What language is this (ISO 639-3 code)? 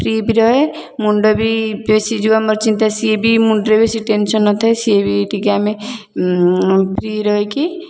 ori